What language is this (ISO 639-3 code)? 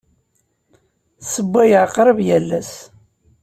kab